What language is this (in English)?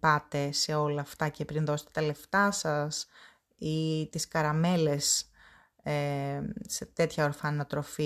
Greek